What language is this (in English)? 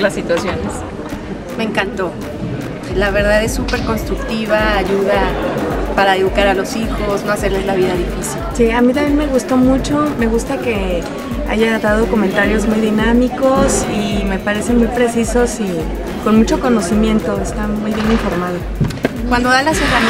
Spanish